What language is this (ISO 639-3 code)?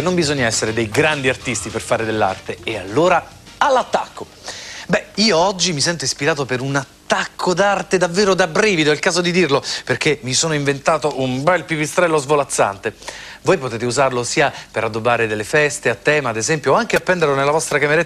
ita